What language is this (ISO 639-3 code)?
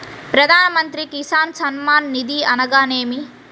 tel